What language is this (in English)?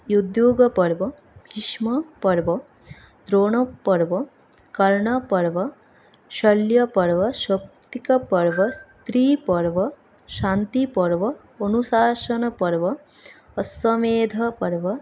Sanskrit